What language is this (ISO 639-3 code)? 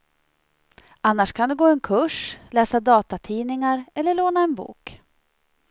swe